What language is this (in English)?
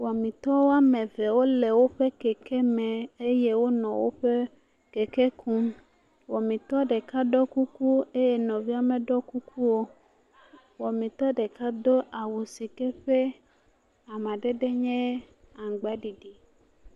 Ewe